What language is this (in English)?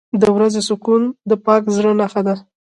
Pashto